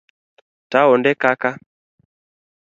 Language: Luo (Kenya and Tanzania)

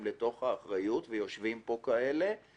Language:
Hebrew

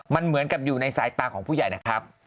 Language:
Thai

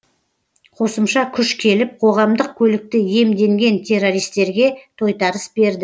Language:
Kazakh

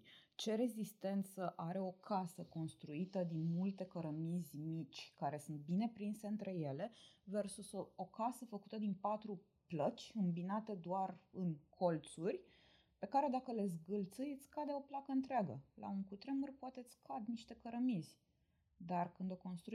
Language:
Romanian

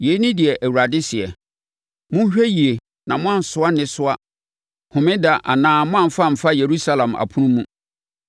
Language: Akan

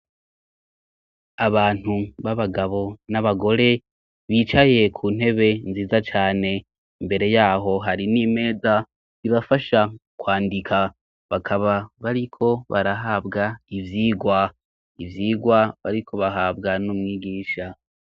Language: Rundi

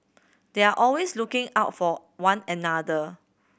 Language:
English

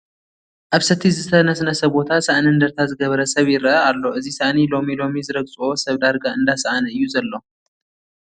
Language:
Tigrinya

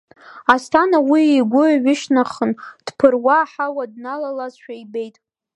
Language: Abkhazian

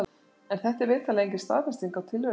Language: Icelandic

